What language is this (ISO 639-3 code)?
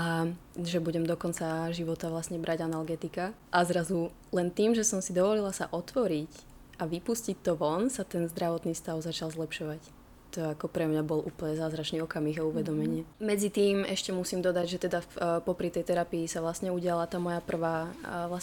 slk